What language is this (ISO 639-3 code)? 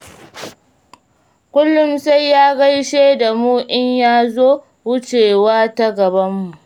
hau